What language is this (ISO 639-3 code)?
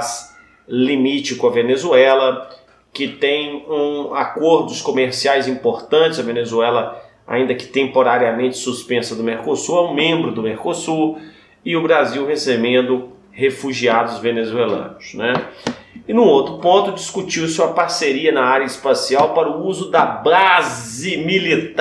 por